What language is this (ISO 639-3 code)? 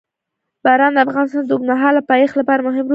pus